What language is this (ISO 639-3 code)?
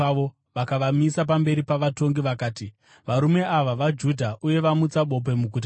sna